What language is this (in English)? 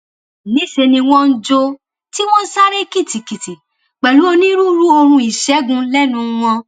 Yoruba